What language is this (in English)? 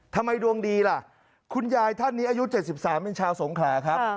Thai